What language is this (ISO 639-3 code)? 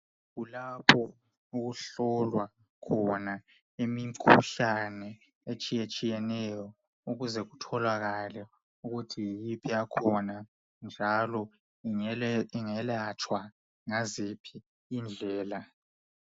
nde